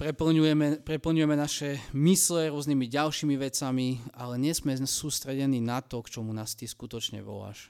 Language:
Slovak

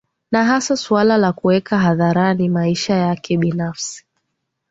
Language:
Swahili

